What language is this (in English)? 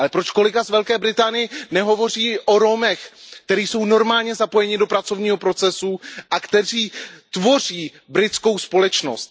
Czech